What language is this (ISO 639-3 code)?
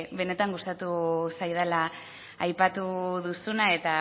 eus